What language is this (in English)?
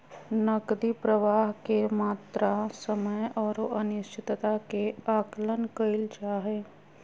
Magahi